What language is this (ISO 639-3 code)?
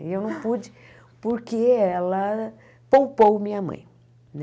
por